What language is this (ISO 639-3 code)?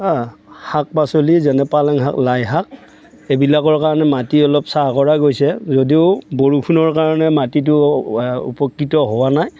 asm